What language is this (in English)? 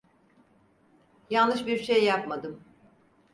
Turkish